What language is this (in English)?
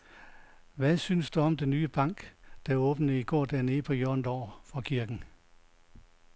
Danish